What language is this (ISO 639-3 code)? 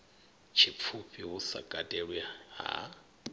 ven